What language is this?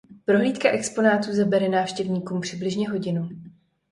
Czech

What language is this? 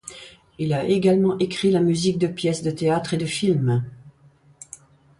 French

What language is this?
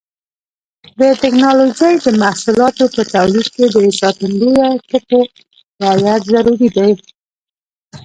Pashto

